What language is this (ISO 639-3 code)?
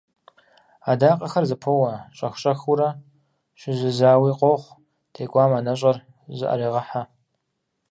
kbd